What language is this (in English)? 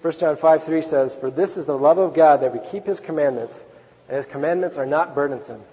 English